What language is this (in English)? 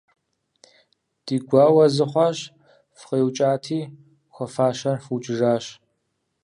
Kabardian